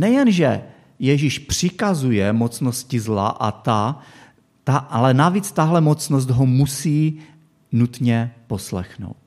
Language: Czech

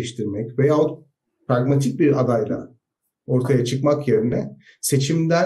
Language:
Turkish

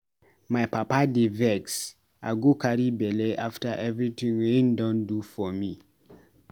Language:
Nigerian Pidgin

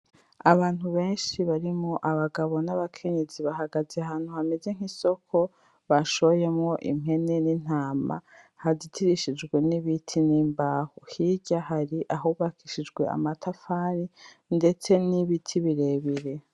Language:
Rundi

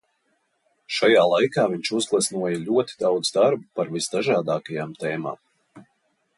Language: Latvian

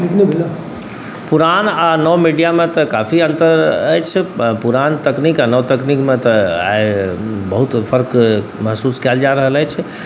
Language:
Maithili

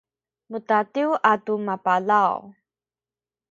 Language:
Sakizaya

